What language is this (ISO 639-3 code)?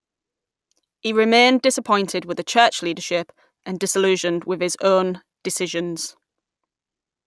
eng